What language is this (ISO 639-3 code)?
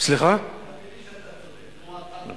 heb